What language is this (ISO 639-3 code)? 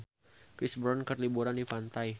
sun